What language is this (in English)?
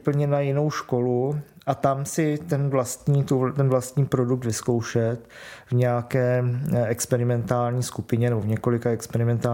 Czech